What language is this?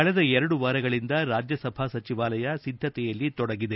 Kannada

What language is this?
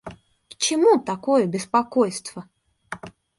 Russian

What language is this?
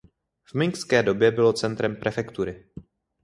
Czech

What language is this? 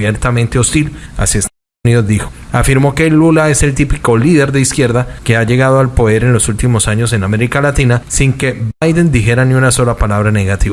Spanish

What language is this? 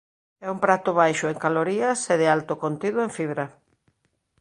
Galician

